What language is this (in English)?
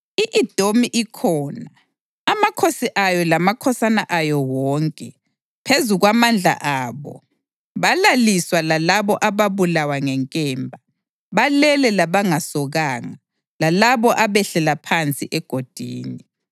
North Ndebele